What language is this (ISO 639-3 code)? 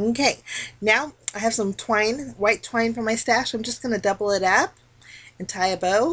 eng